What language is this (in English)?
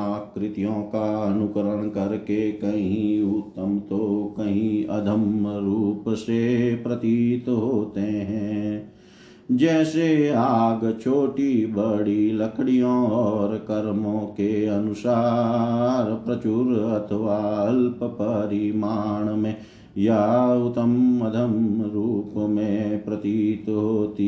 Hindi